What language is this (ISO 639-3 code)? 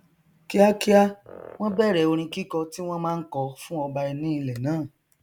yor